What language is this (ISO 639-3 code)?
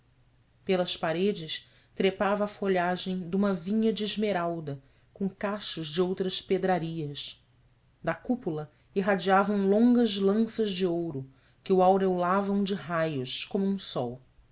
por